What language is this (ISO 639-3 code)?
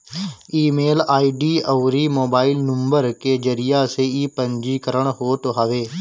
bho